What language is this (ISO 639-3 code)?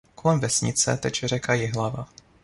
ces